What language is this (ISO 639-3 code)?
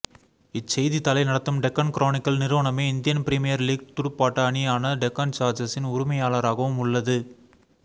tam